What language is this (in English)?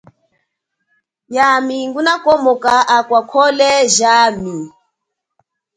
Chokwe